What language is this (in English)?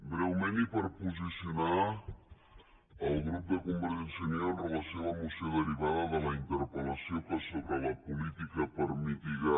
Catalan